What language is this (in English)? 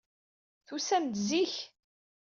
Kabyle